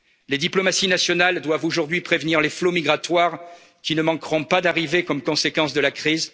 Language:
French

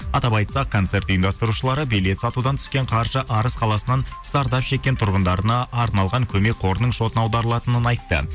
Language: Kazakh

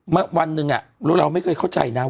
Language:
Thai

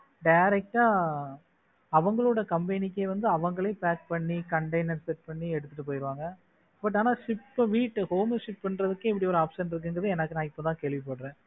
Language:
Tamil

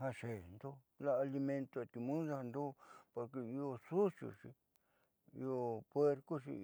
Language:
Southeastern Nochixtlán Mixtec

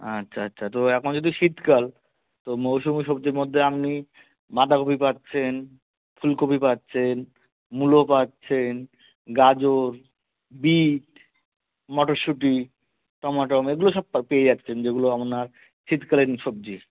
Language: Bangla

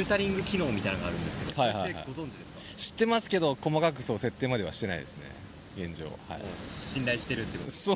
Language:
Japanese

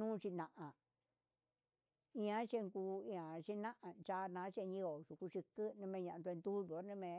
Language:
Huitepec Mixtec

